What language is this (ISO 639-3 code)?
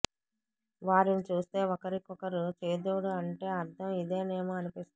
tel